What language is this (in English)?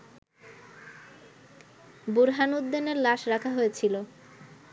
Bangla